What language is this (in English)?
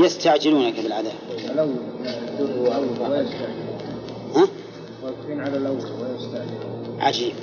Arabic